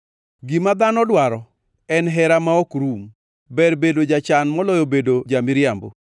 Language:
Luo (Kenya and Tanzania)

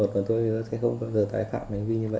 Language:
Vietnamese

